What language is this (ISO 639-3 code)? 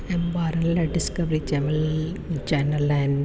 snd